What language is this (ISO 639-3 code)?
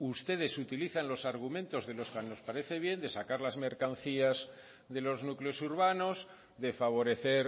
spa